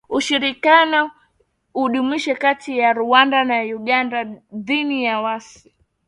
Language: Swahili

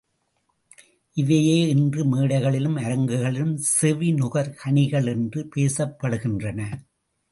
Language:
Tamil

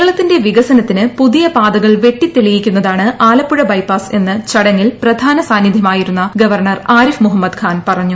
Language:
Malayalam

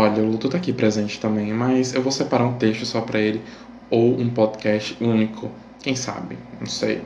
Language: Portuguese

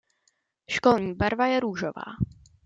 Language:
Czech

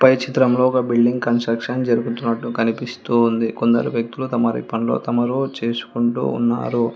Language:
Telugu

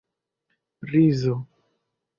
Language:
Esperanto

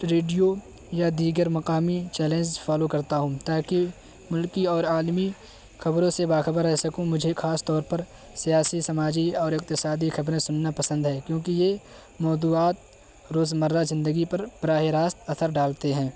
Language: Urdu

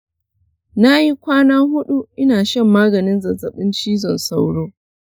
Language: Hausa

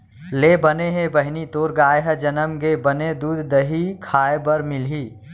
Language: Chhattisgarhi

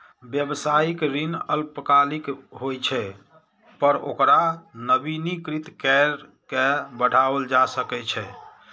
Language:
Maithili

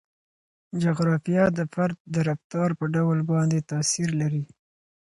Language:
Pashto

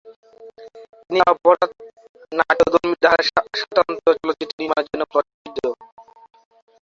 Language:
Bangla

